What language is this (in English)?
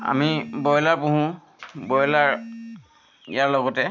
Assamese